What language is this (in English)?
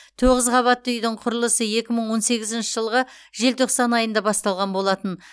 Kazakh